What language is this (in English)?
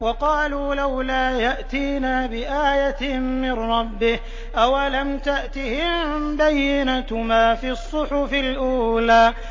Arabic